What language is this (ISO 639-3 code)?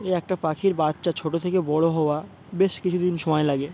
ben